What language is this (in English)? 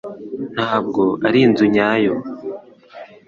Kinyarwanda